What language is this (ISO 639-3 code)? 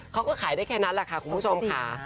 tha